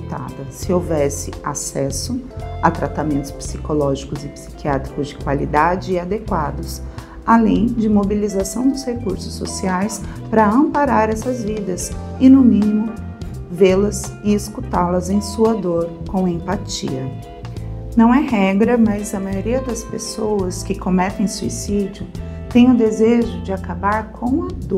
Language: Portuguese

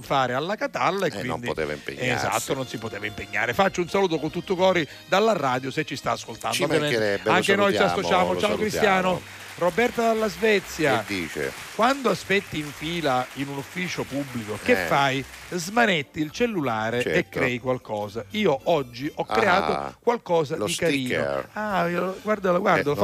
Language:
Italian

